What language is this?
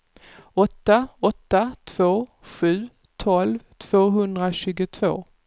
Swedish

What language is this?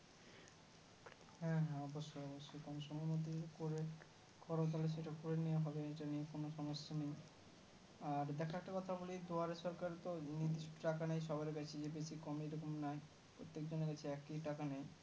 Bangla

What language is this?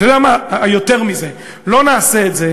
Hebrew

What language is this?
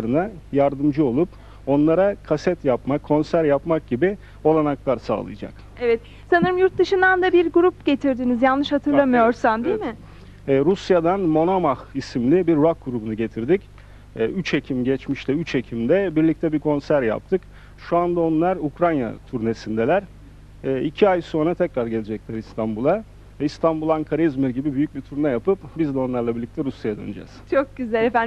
Turkish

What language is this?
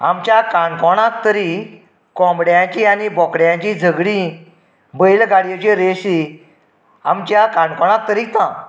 Konkani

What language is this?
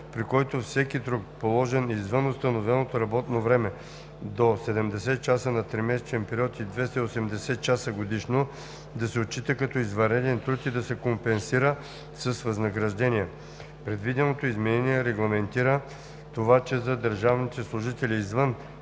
Bulgarian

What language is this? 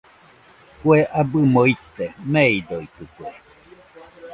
Nüpode Huitoto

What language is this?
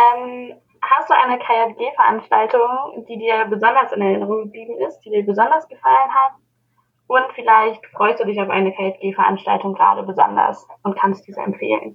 German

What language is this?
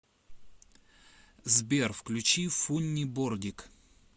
Russian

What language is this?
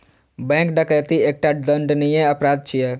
Maithili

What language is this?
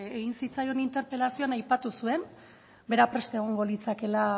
Basque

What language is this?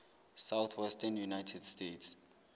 Southern Sotho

